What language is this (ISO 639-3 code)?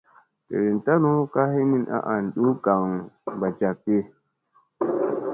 mse